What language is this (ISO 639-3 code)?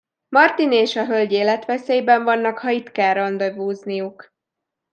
hun